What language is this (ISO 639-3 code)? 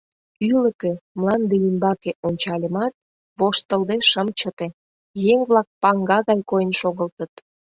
chm